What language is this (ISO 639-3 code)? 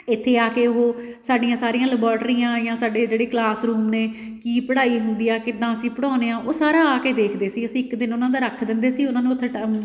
pan